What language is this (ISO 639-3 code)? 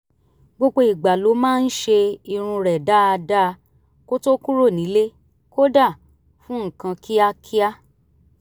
yor